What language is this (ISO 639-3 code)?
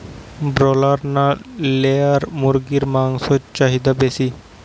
ben